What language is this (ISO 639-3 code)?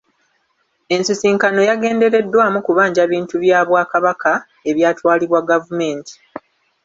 lug